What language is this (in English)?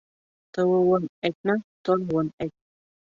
Bashkir